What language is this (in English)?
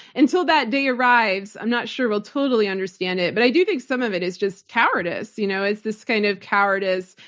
English